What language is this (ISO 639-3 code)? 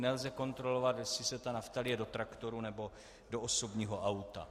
ces